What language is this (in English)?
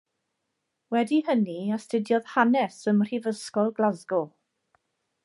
Welsh